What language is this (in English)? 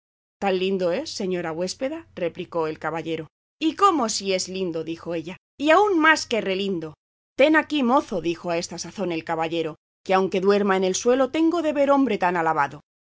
Spanish